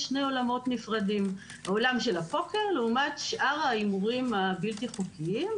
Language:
Hebrew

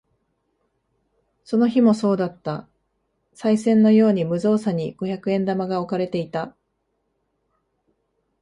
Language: Japanese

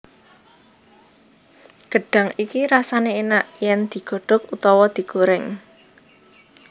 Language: Javanese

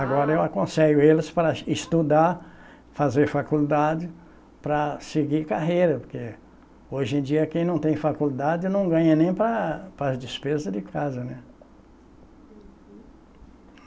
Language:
Portuguese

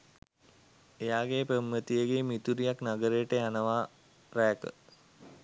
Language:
Sinhala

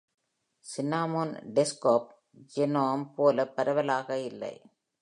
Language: Tamil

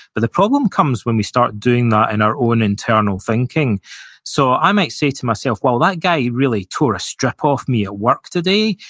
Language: English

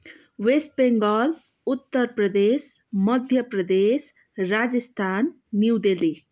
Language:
Nepali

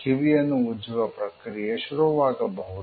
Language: Kannada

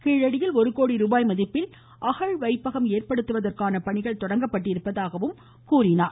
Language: Tamil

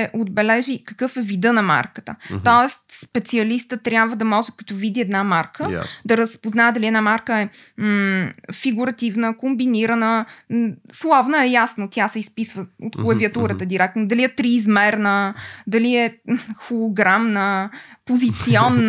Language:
Bulgarian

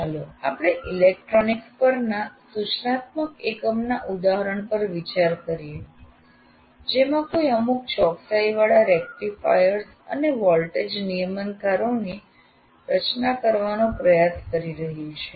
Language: Gujarati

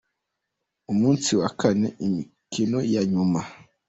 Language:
Kinyarwanda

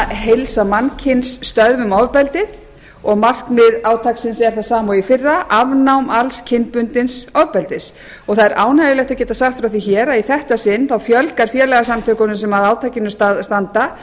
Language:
Icelandic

